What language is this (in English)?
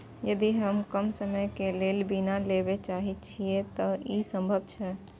Maithili